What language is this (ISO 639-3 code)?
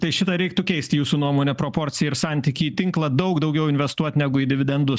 lit